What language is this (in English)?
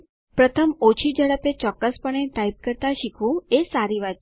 Gujarati